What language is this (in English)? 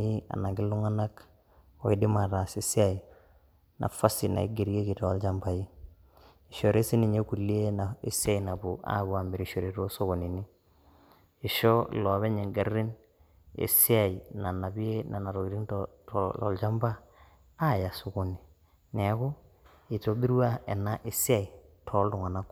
Masai